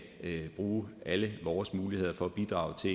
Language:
Danish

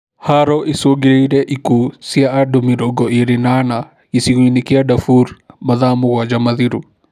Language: Kikuyu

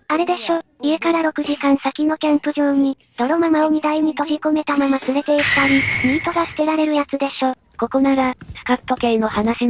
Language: Japanese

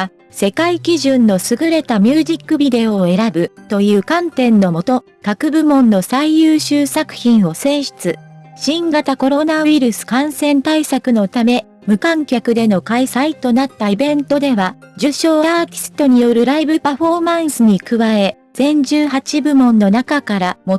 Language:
Japanese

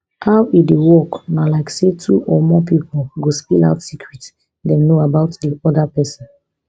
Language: Nigerian Pidgin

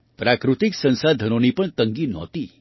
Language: Gujarati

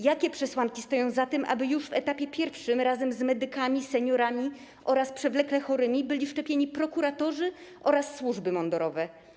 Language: Polish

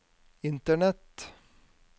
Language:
Norwegian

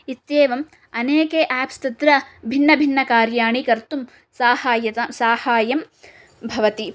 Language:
Sanskrit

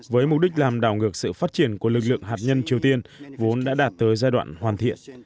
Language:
Vietnamese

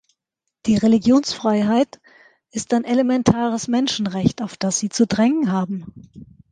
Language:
German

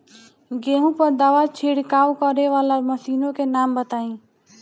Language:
Bhojpuri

